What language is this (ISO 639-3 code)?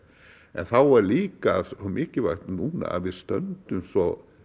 isl